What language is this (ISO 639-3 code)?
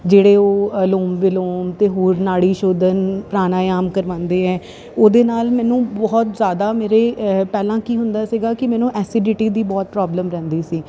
pan